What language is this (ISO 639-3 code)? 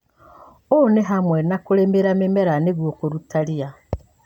kik